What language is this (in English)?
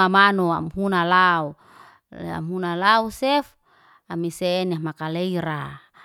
Liana-Seti